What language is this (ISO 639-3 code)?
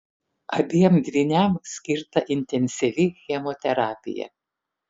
lit